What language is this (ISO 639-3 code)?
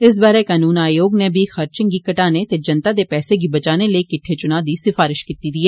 doi